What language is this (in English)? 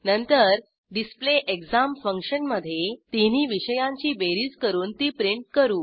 Marathi